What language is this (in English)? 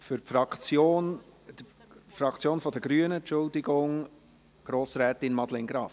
Swiss German